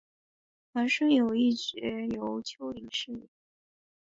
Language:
Chinese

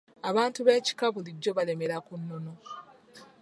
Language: Ganda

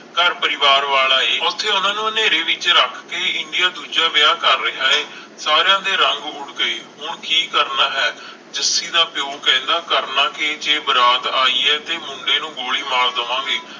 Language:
Punjabi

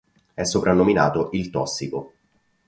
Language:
Italian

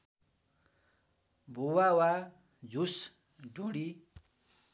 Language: Nepali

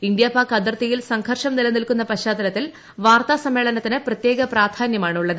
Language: Malayalam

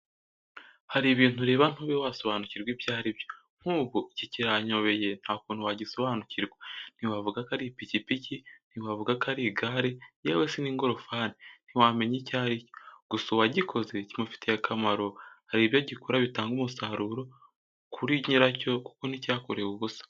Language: Kinyarwanda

